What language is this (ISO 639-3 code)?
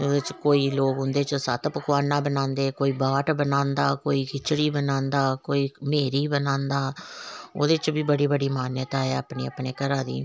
doi